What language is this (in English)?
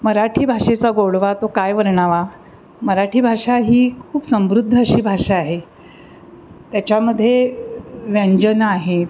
Marathi